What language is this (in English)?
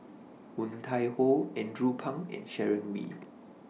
English